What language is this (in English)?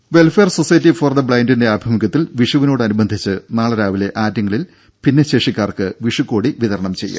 Malayalam